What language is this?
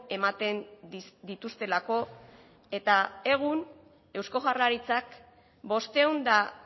Basque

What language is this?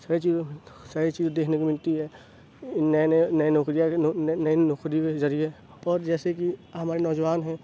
Urdu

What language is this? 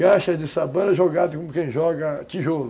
Portuguese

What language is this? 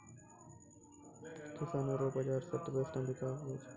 Maithili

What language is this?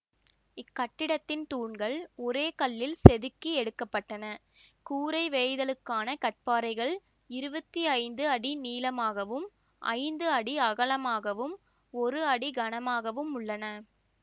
Tamil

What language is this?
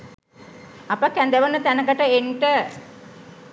Sinhala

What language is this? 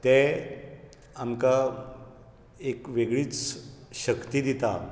Konkani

